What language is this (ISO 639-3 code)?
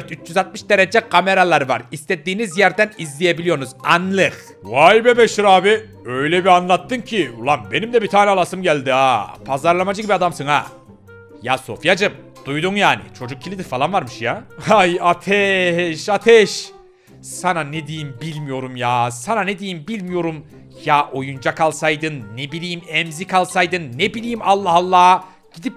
tur